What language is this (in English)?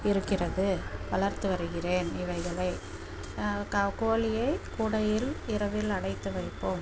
Tamil